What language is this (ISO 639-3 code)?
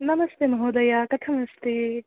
san